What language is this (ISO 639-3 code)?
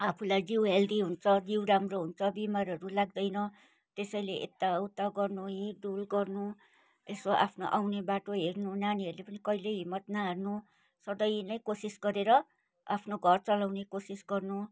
nep